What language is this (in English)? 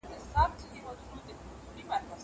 Pashto